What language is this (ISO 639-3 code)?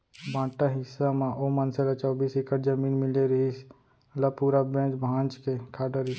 hne